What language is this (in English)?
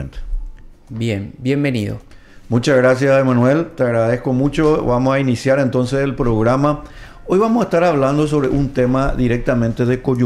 Spanish